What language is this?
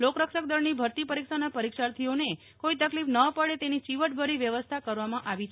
Gujarati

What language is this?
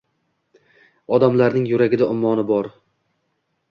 Uzbek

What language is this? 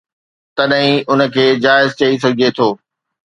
Sindhi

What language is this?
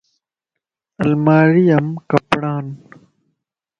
Lasi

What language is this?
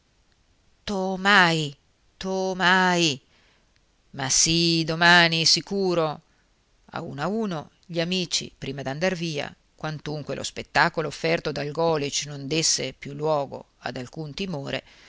Italian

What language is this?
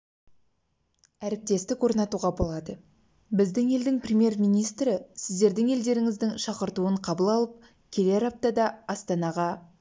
Kazakh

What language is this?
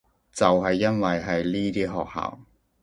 Cantonese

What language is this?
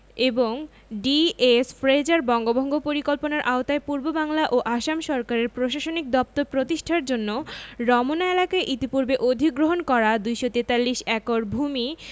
Bangla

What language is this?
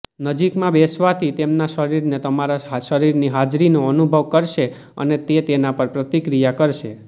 Gujarati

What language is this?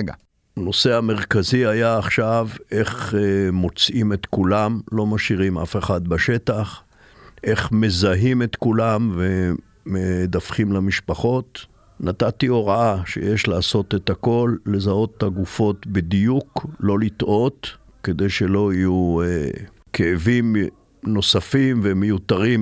Hebrew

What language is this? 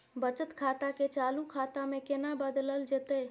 Maithili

